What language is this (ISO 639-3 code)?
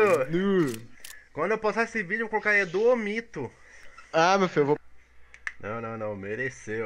por